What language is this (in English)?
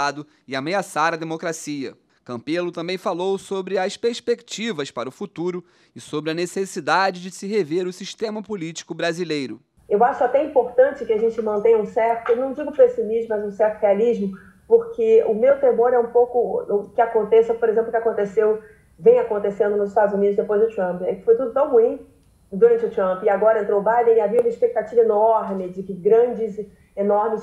Portuguese